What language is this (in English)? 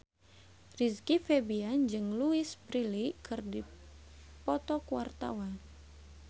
Sundanese